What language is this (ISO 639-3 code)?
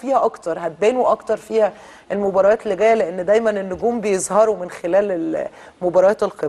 ara